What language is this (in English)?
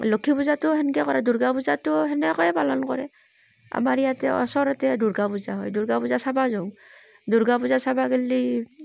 Assamese